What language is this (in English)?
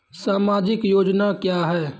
Maithili